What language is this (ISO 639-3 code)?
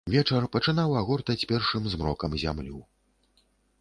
bel